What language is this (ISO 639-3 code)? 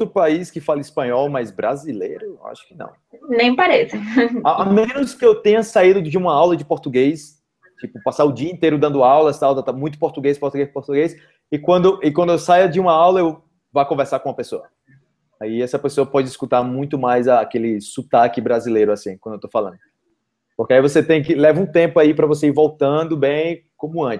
por